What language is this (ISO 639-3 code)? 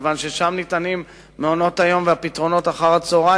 heb